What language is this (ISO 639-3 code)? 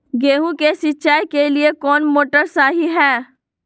mag